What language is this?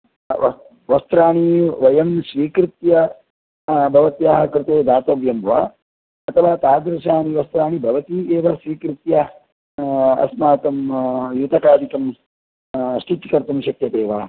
Sanskrit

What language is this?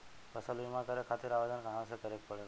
Bhojpuri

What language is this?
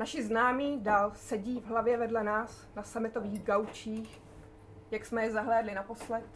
Czech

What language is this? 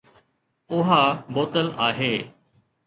Sindhi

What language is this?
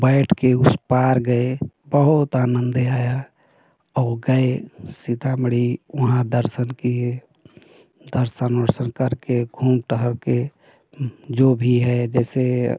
Hindi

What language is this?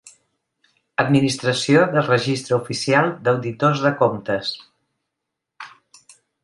Catalan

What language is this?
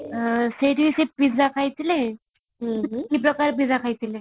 Odia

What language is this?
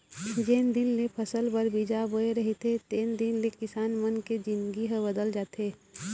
Chhattisgarhi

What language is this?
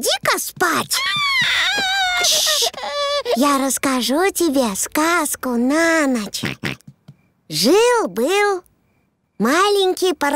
Russian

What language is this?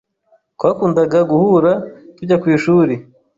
Kinyarwanda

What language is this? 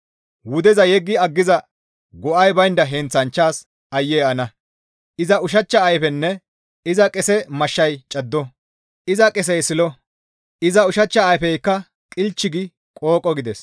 Gamo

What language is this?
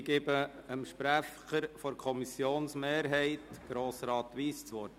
Swiss German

